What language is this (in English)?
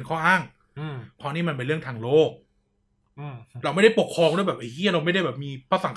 Thai